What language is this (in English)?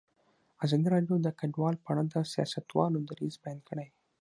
Pashto